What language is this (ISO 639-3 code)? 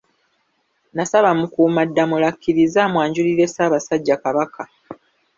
lug